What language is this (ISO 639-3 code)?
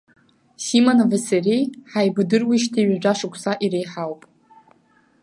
abk